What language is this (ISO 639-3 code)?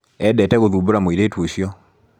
kik